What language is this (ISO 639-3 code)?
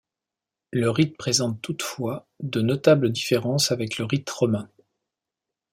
fra